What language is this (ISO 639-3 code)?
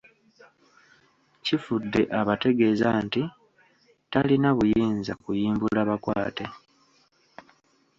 lug